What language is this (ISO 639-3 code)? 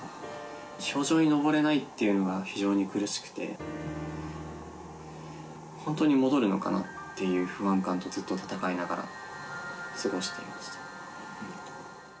jpn